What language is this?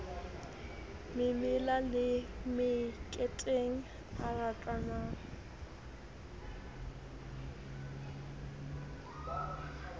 Southern Sotho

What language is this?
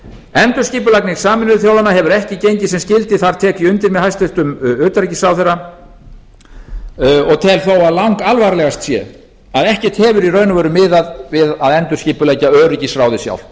Icelandic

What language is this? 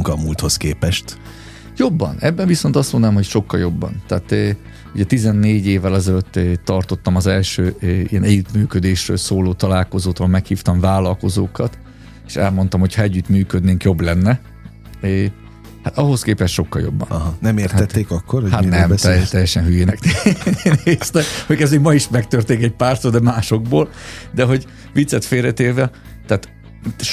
Hungarian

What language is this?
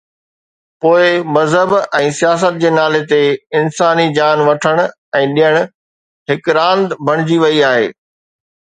Sindhi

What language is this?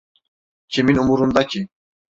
Turkish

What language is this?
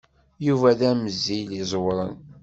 Kabyle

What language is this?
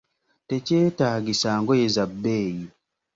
Ganda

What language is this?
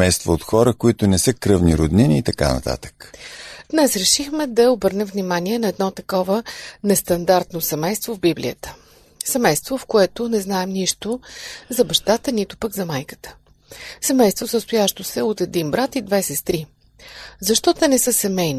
Bulgarian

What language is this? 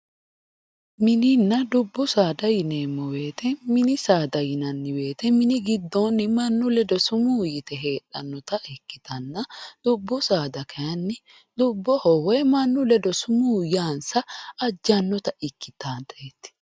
Sidamo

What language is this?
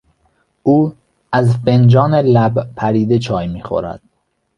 Persian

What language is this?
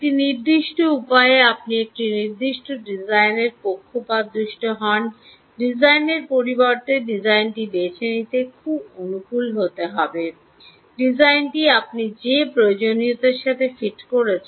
Bangla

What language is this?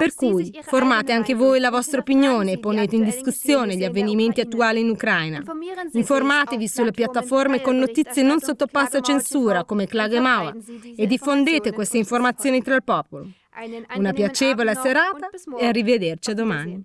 Italian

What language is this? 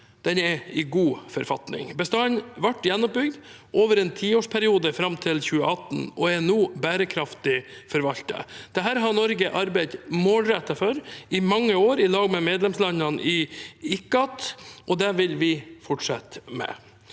Norwegian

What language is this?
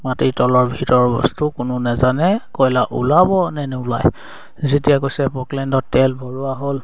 Assamese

